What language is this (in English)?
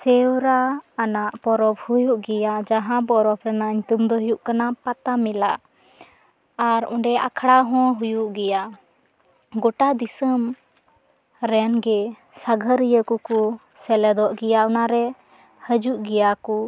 Santali